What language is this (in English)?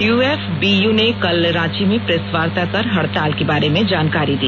Hindi